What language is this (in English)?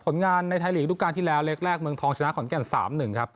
Thai